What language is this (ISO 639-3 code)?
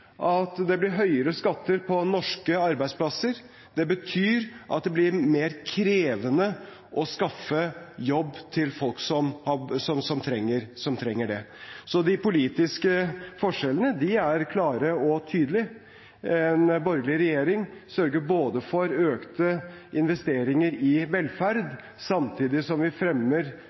nob